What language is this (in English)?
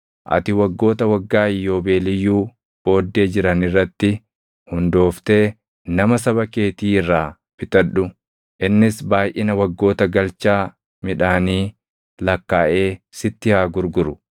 Oromo